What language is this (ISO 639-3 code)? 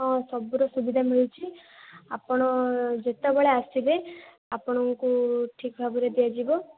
ori